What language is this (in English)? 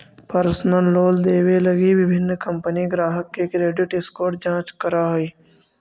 Magahi